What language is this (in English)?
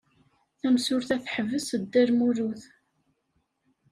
Kabyle